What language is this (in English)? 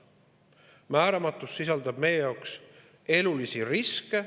Estonian